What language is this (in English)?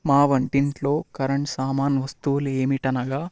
Telugu